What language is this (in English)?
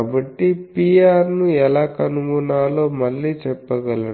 Telugu